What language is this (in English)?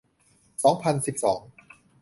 Thai